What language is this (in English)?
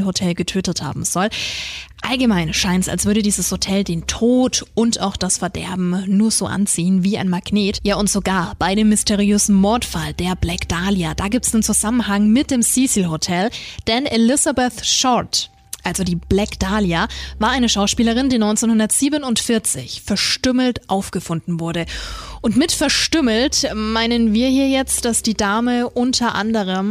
German